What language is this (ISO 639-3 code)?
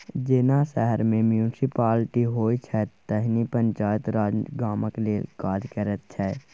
mai